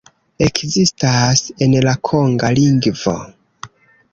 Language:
Esperanto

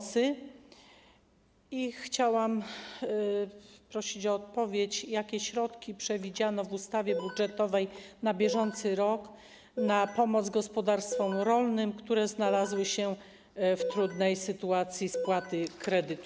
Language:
Polish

